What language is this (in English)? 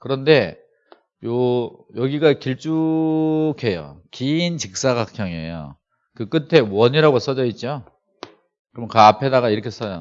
Korean